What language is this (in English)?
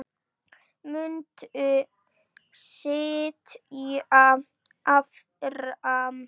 Icelandic